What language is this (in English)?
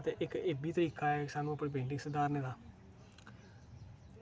Dogri